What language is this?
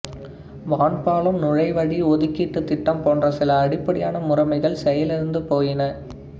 Tamil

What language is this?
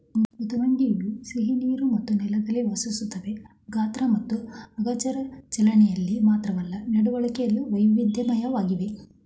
Kannada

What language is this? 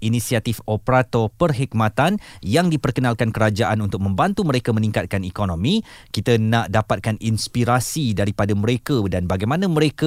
Malay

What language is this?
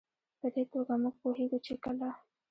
Pashto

